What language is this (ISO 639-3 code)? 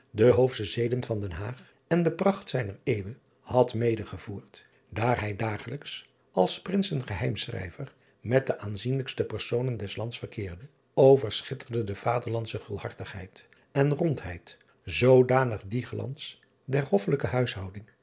nld